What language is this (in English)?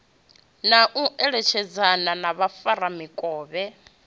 Venda